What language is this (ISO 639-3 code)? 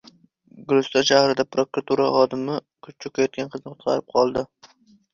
uzb